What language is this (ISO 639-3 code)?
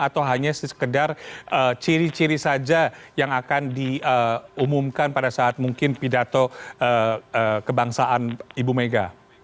ind